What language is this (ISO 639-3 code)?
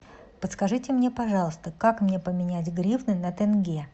rus